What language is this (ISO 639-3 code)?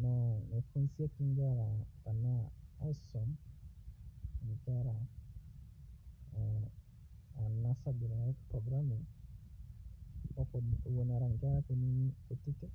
mas